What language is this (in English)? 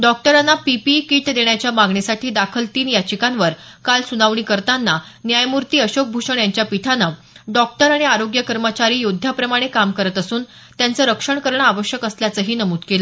Marathi